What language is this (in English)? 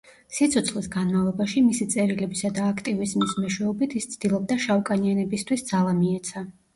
Georgian